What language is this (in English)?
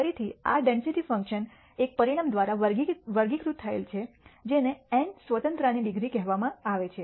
Gujarati